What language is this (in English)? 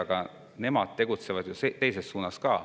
Estonian